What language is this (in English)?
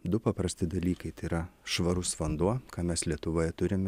Lithuanian